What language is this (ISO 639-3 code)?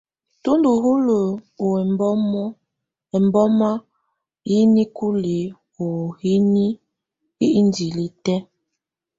tvu